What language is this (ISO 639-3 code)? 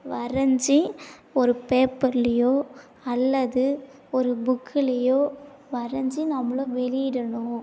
tam